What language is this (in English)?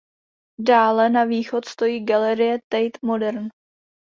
Czech